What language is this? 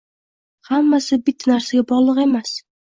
Uzbek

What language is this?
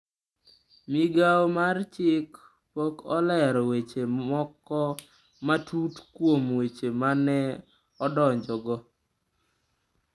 Luo (Kenya and Tanzania)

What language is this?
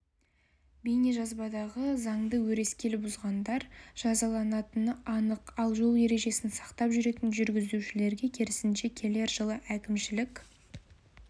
Kazakh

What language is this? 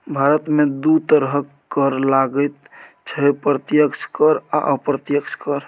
Maithili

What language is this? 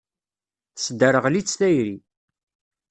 Kabyle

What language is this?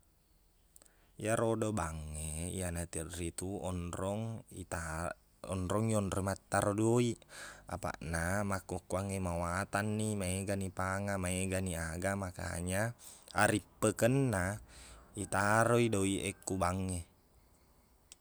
Buginese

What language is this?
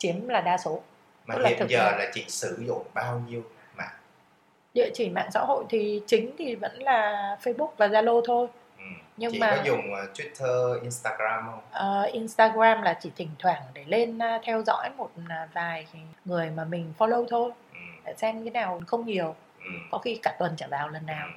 Vietnamese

